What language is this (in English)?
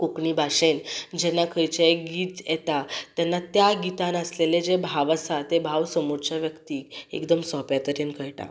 Konkani